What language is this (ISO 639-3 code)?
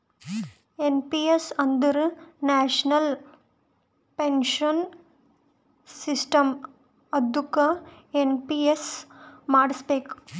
kan